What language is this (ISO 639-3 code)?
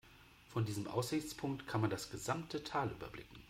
deu